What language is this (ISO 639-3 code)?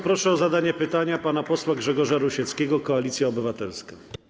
pol